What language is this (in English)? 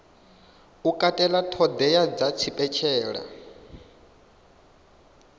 Venda